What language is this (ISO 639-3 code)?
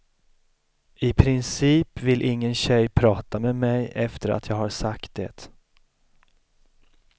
swe